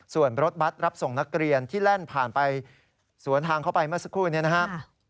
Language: Thai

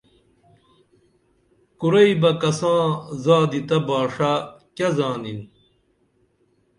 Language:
Dameli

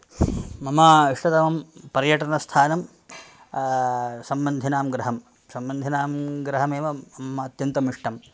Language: Sanskrit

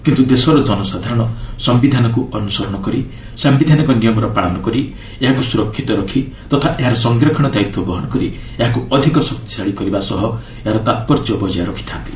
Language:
Odia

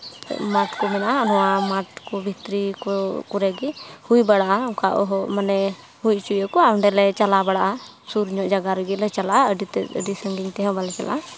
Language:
Santali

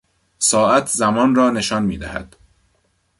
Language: Persian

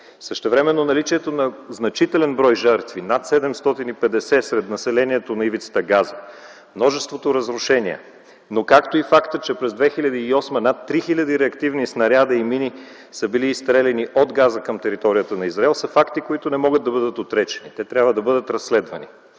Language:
Bulgarian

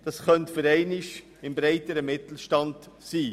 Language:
Swiss German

